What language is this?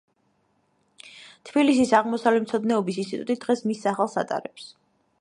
Georgian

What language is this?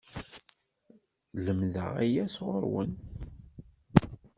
Kabyle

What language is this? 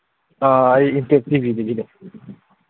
Manipuri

